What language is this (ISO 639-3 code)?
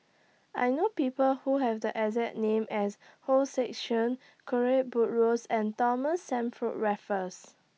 eng